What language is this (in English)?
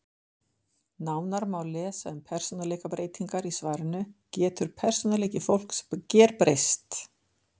Icelandic